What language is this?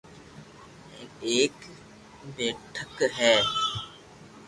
Loarki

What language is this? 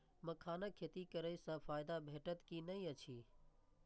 Maithili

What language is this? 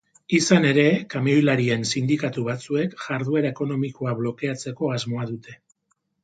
Basque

